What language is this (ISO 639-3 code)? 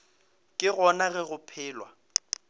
nso